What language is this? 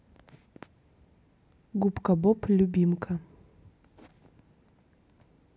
Russian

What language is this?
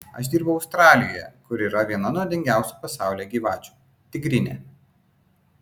Lithuanian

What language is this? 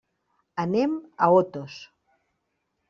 Catalan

